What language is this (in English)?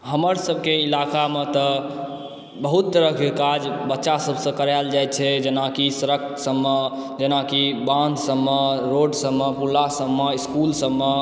Maithili